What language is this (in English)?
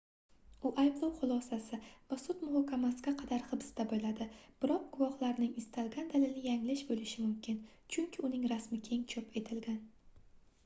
Uzbek